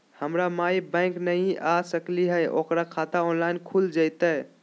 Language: Magahi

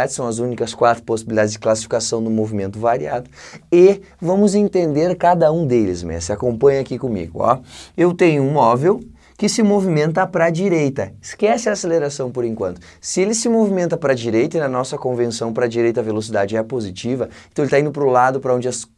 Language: Portuguese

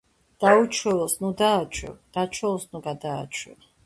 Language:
Georgian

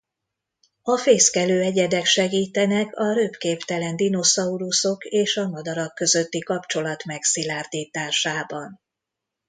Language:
Hungarian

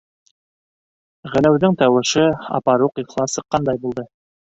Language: Bashkir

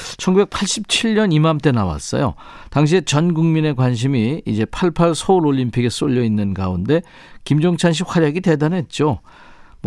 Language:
Korean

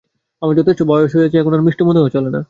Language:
Bangla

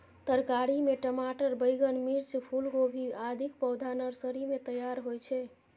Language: Maithili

